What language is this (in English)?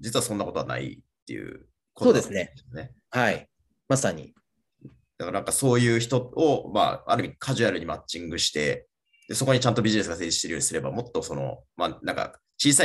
Japanese